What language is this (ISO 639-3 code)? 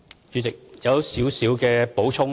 yue